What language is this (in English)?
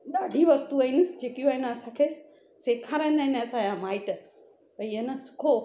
Sindhi